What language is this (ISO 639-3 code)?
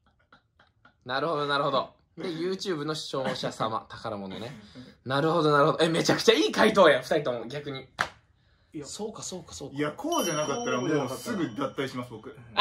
jpn